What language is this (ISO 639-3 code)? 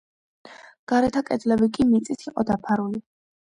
kat